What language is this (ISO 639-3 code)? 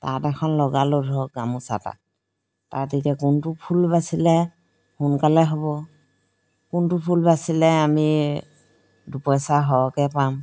asm